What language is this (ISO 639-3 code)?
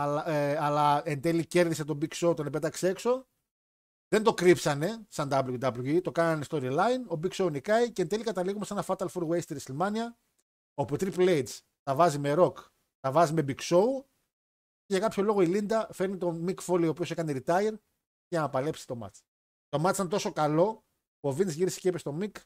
ell